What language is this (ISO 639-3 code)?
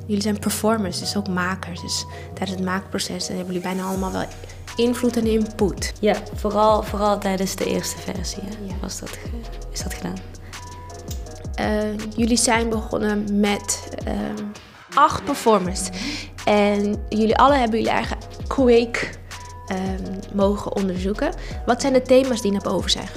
nld